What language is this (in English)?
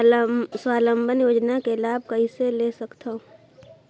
Chhattisgarhi